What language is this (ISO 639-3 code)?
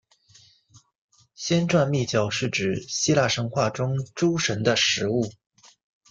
zho